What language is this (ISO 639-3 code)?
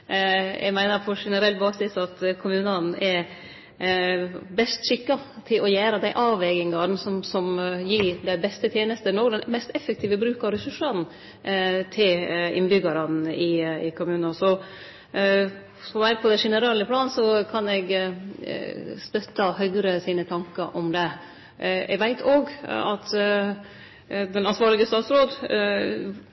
nno